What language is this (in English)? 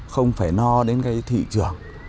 Vietnamese